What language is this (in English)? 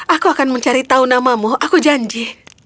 Indonesian